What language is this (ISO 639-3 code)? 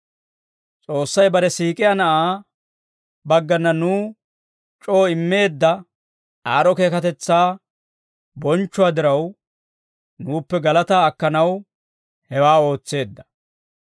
dwr